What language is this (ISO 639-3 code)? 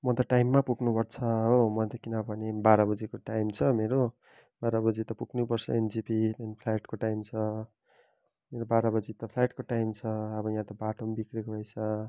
nep